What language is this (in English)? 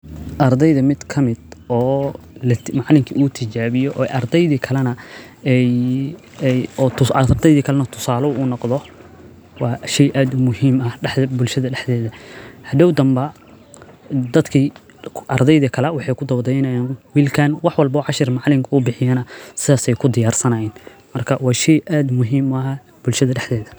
Somali